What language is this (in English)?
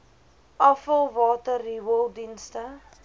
Afrikaans